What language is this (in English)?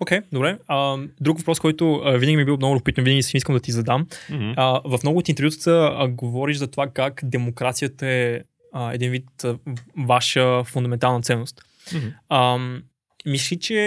Bulgarian